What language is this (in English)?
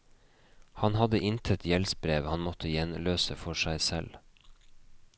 Norwegian